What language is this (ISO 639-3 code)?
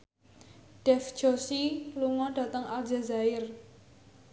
jav